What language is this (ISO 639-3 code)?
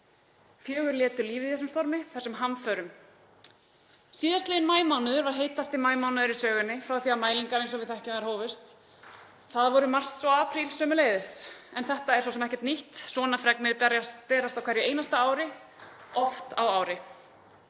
isl